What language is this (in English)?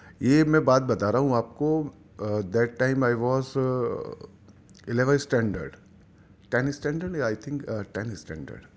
Urdu